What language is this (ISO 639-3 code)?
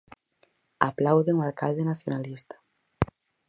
glg